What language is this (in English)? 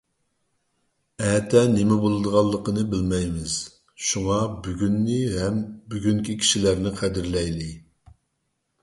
Uyghur